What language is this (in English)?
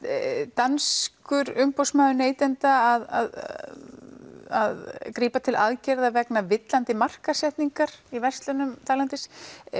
Icelandic